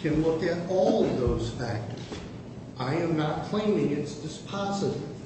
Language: English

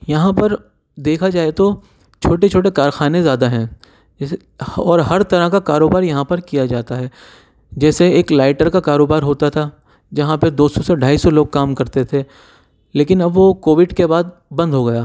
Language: Urdu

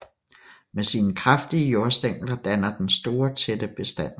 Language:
Danish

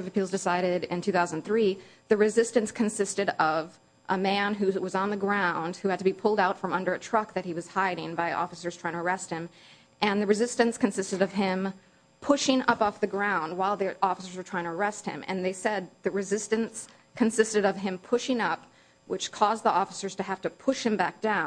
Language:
English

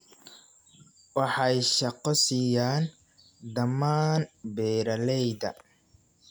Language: Somali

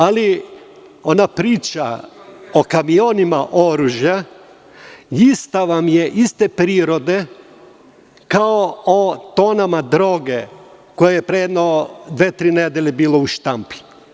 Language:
Serbian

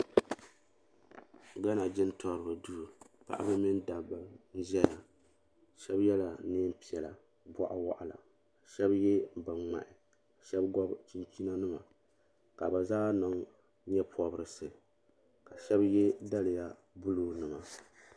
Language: Dagbani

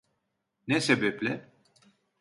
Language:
Turkish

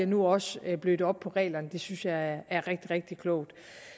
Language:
Danish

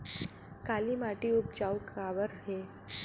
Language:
Chhattisgarhi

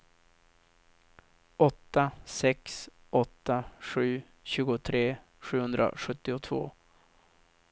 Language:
Swedish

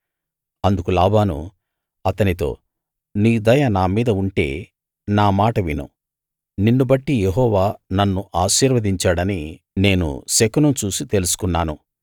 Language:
Telugu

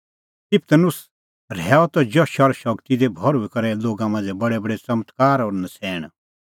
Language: Kullu Pahari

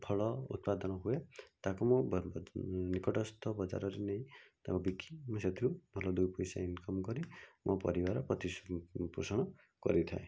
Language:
Odia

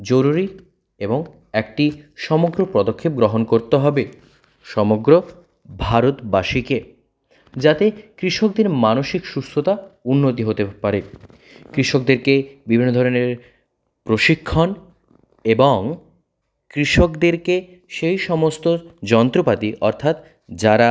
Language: Bangla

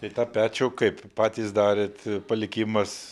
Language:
Lithuanian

